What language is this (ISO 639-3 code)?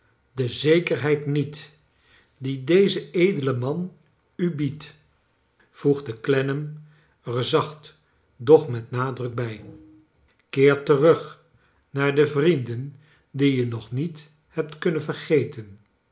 nld